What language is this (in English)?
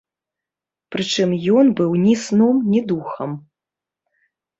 Belarusian